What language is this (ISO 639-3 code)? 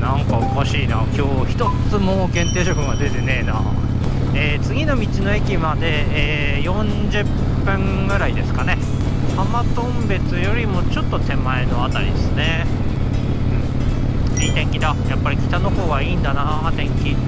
jpn